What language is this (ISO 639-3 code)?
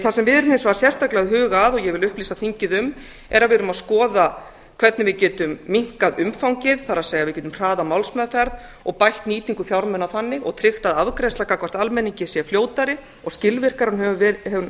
isl